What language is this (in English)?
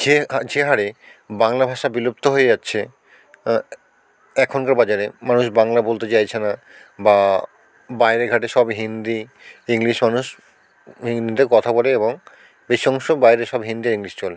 Bangla